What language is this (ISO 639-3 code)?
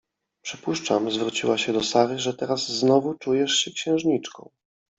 pol